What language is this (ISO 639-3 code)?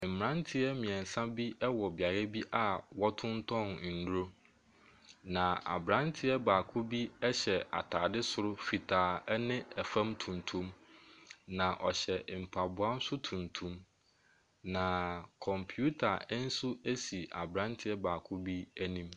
aka